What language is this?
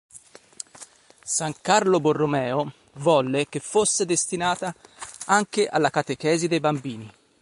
Italian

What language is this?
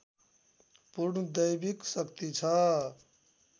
Nepali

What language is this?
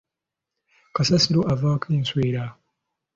Ganda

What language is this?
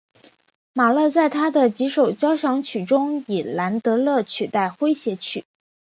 Chinese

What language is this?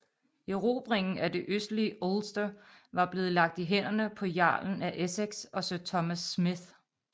Danish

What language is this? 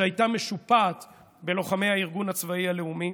Hebrew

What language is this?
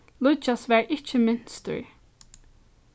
Faroese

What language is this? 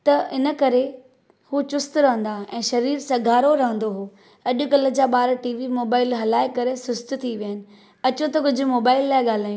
Sindhi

